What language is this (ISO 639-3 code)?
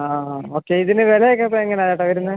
mal